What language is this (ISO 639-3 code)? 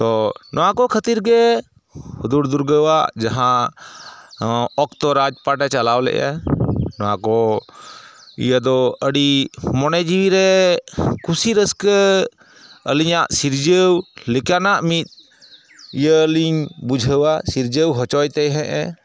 sat